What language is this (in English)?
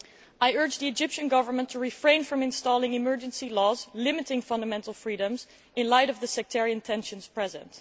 English